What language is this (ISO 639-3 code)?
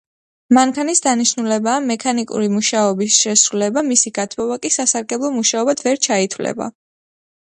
kat